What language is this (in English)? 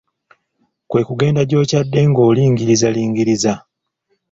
Ganda